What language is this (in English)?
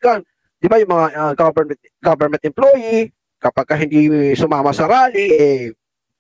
Filipino